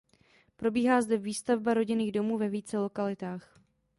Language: Czech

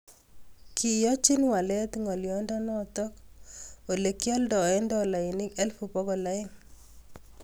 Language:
Kalenjin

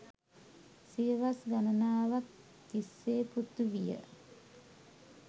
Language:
Sinhala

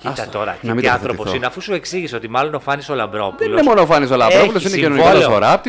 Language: Greek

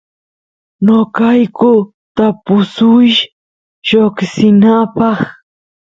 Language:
Santiago del Estero Quichua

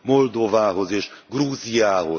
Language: Hungarian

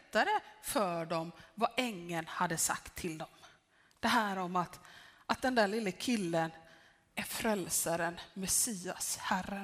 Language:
Swedish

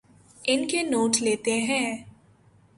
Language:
Urdu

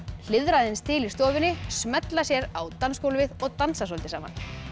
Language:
Icelandic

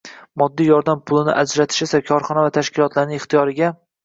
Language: Uzbek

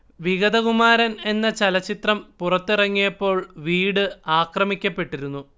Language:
Malayalam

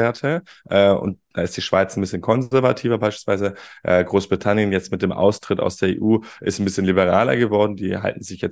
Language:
German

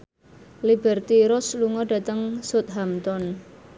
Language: Javanese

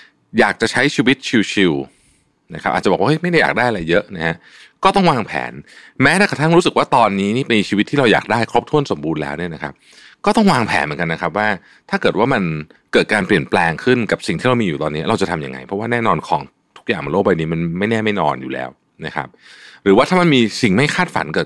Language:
Thai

